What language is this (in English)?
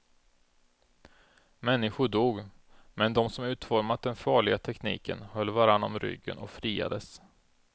Swedish